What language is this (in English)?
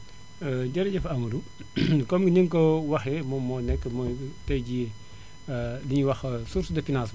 Wolof